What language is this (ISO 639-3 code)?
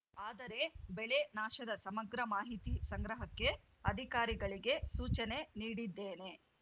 kan